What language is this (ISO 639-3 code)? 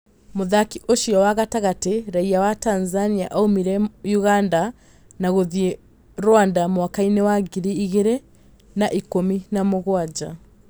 kik